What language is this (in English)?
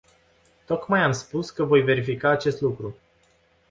Romanian